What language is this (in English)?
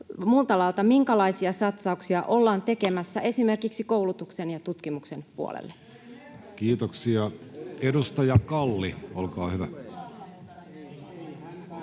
Finnish